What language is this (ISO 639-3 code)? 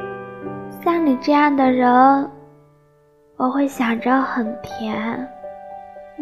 zho